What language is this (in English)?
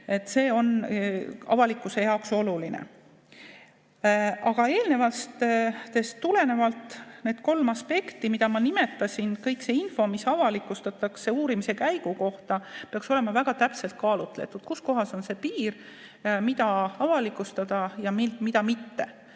Estonian